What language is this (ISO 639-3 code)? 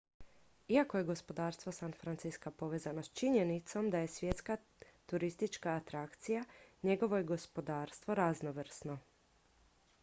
hrv